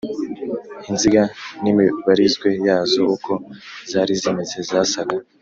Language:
Kinyarwanda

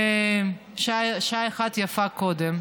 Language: Hebrew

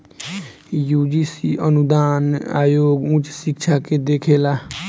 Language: Bhojpuri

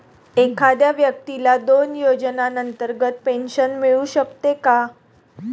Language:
Marathi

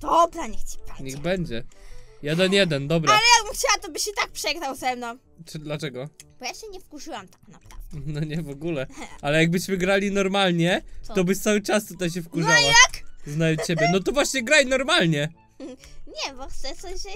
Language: Polish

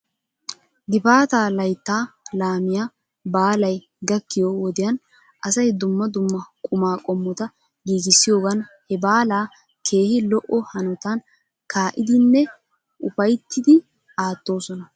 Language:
Wolaytta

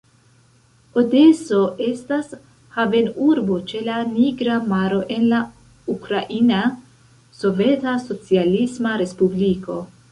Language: Esperanto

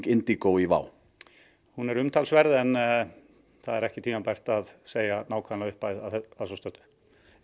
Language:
Icelandic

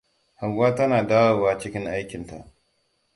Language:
Hausa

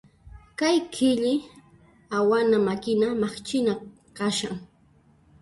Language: Puno Quechua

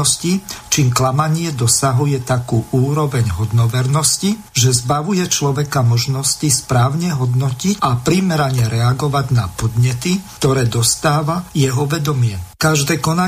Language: Slovak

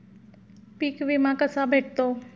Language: Marathi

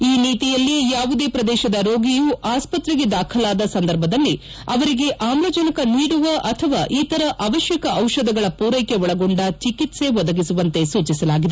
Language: Kannada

